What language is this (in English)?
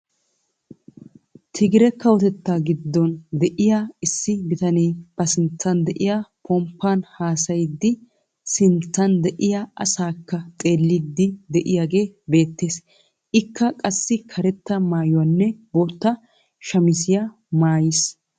Wolaytta